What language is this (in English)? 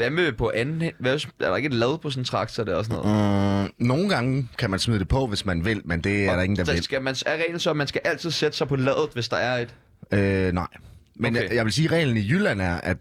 Danish